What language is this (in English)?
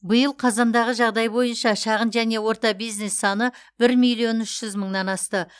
Kazakh